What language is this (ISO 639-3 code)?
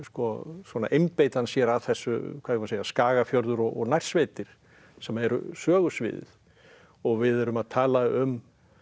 isl